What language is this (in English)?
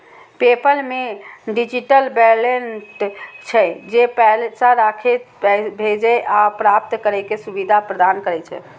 Maithili